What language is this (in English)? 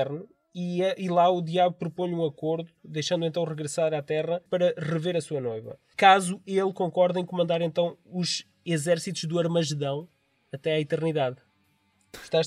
Portuguese